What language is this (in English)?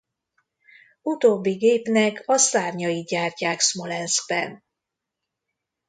Hungarian